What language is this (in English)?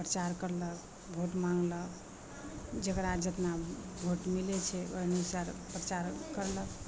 Maithili